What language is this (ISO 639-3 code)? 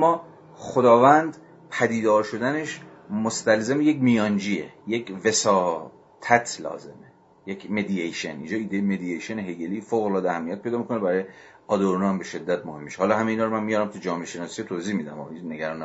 fas